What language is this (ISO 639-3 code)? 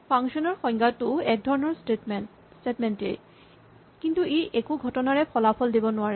asm